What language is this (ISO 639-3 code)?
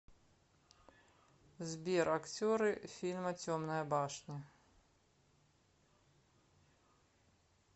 rus